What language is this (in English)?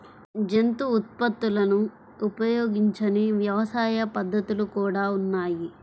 Telugu